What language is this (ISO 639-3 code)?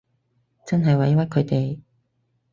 yue